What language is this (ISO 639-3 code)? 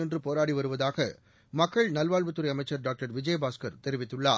tam